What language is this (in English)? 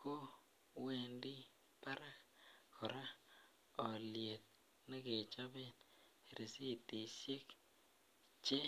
Kalenjin